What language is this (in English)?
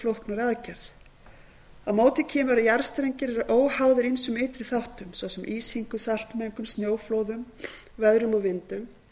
Icelandic